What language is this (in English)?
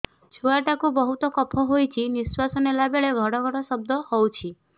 Odia